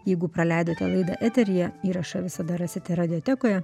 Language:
Lithuanian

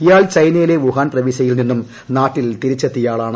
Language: Malayalam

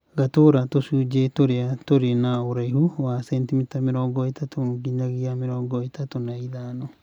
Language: Kikuyu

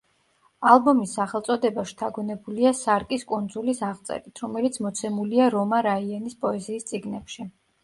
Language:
Georgian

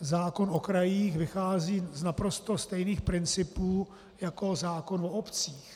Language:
Czech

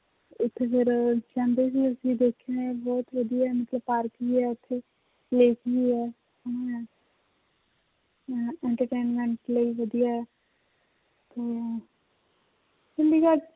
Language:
Punjabi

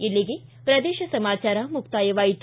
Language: Kannada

